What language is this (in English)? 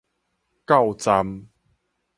Min Nan Chinese